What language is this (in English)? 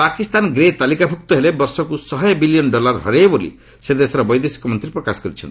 Odia